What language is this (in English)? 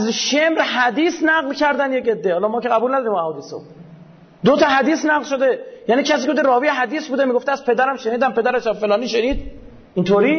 Persian